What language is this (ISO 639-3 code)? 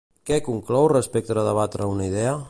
cat